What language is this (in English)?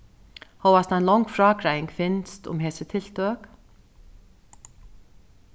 Faroese